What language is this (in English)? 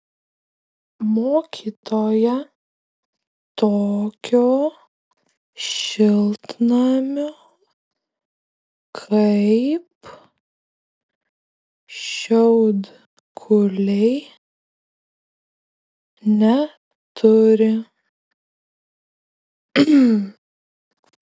Lithuanian